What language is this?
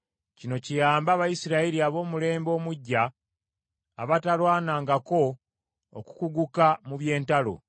Ganda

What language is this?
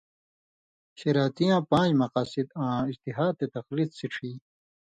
Indus Kohistani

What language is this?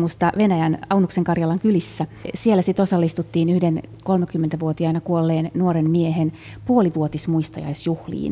Finnish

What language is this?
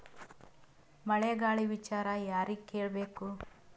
Kannada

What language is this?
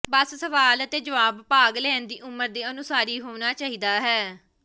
Punjabi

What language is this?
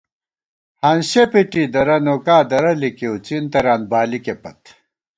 Gawar-Bati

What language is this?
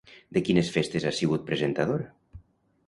Catalan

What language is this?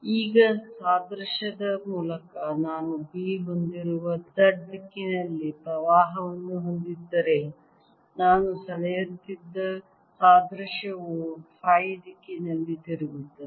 Kannada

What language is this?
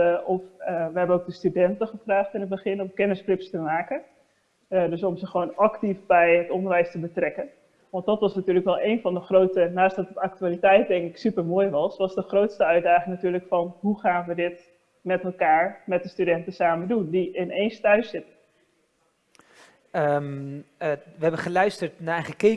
Dutch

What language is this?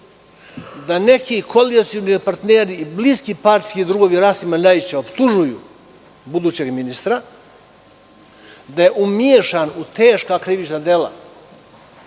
Serbian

